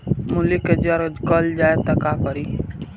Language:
Bhojpuri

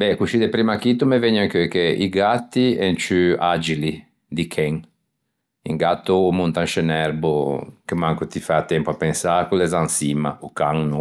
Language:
Ligurian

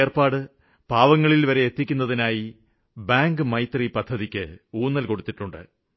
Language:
Malayalam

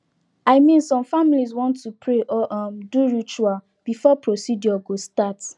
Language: Nigerian Pidgin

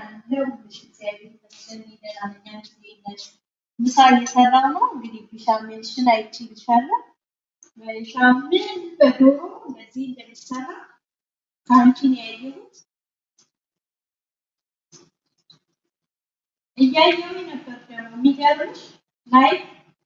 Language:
Amharic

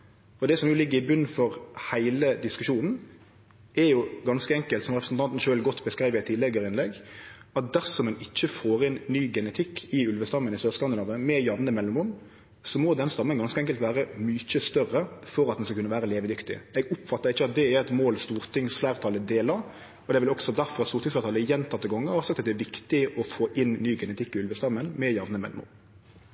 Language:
Norwegian Nynorsk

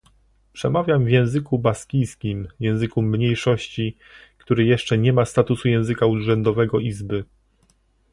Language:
Polish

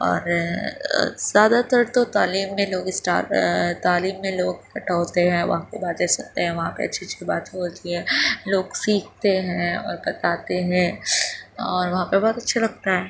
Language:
Urdu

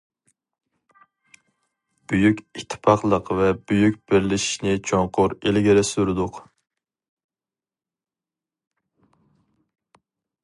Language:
Uyghur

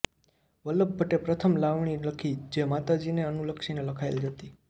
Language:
Gujarati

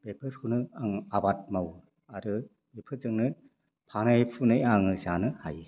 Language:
Bodo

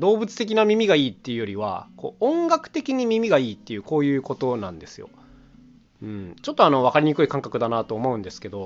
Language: Japanese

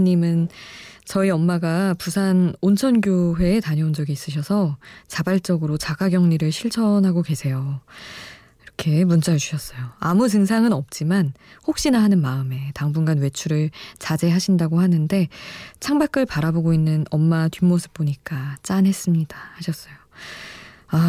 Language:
Korean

